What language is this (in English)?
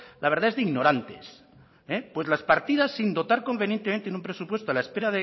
Spanish